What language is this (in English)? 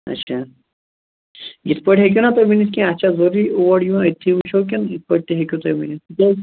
Kashmiri